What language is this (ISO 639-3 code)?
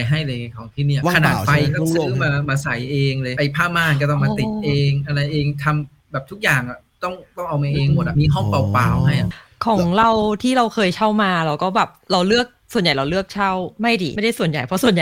tha